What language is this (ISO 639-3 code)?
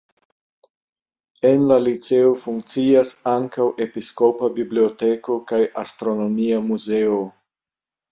epo